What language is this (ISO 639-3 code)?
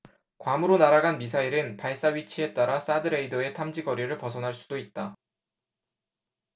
kor